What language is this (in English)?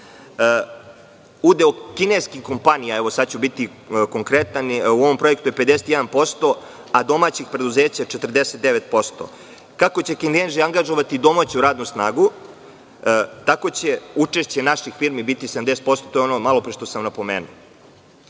Serbian